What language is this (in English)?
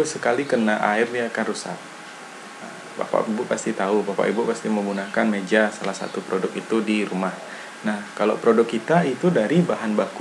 Indonesian